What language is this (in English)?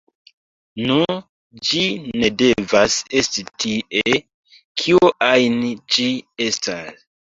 Esperanto